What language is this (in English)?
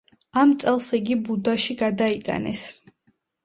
Georgian